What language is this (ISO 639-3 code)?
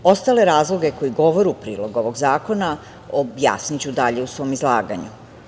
srp